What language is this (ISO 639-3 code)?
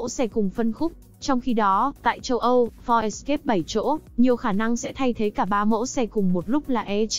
vie